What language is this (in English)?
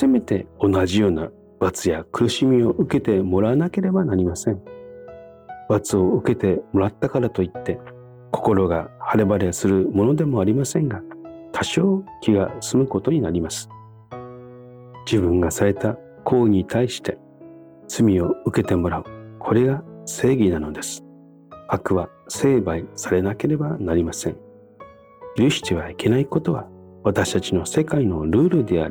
Japanese